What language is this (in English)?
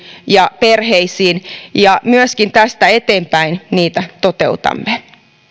Finnish